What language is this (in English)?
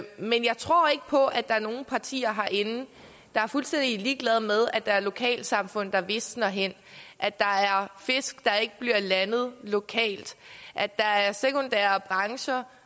Danish